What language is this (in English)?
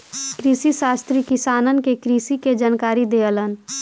Bhojpuri